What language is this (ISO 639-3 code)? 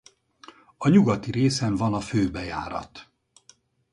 hun